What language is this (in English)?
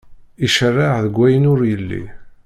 Kabyle